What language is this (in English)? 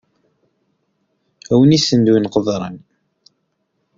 Kabyle